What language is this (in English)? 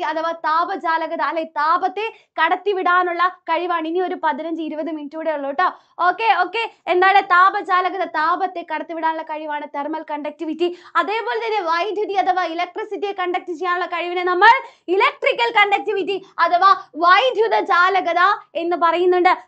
Malayalam